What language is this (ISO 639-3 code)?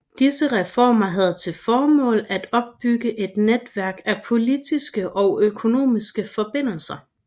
dan